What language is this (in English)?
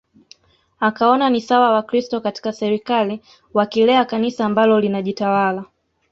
Swahili